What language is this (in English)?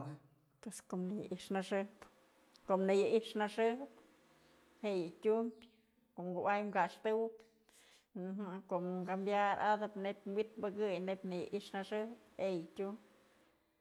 Mazatlán Mixe